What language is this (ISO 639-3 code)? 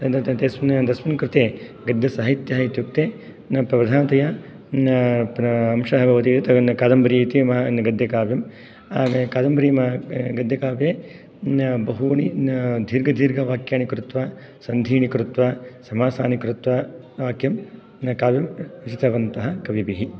san